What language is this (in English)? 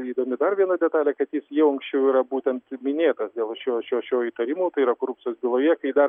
Lithuanian